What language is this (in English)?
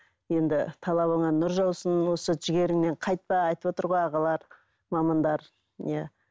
Kazakh